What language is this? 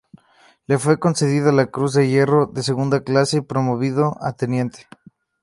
Spanish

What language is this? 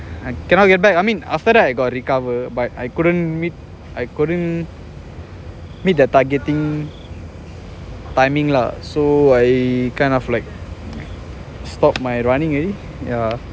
English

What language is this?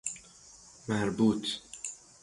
Persian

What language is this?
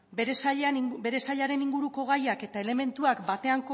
Basque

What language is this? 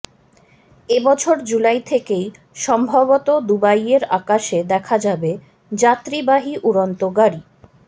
Bangla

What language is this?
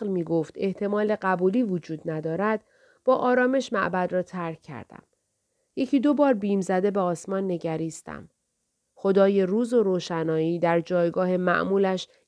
Persian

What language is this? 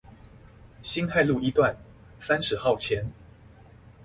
Chinese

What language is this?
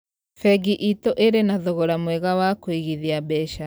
Kikuyu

